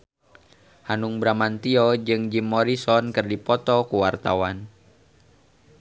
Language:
Sundanese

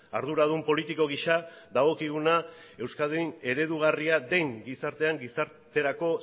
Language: Basque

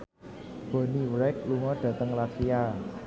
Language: Javanese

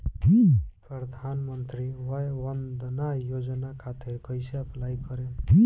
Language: Bhojpuri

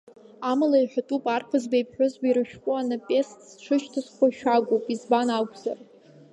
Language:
Abkhazian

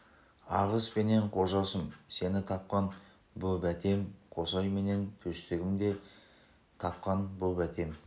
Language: Kazakh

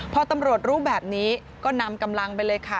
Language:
Thai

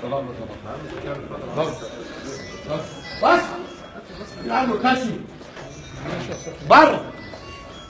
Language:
Arabic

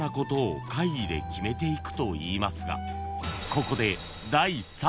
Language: Japanese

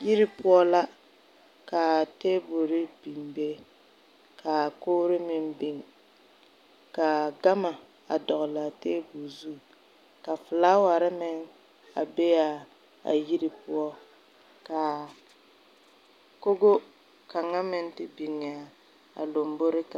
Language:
Southern Dagaare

